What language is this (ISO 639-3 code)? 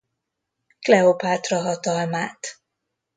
hun